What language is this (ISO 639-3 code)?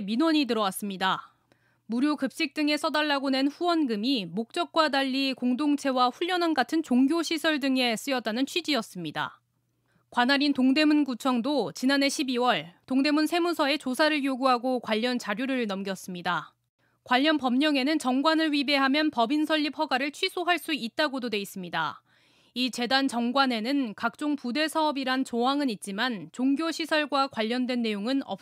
kor